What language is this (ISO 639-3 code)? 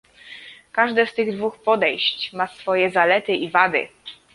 pol